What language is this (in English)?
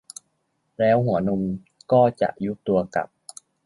Thai